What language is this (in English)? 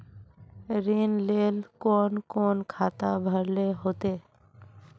Magahi